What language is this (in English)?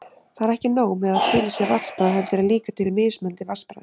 Icelandic